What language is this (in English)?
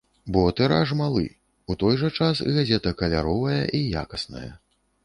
Belarusian